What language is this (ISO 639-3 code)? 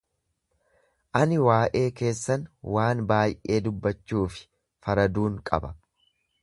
orm